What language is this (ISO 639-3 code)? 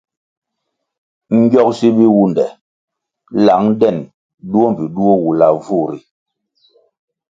nmg